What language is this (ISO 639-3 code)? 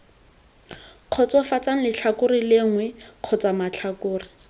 tsn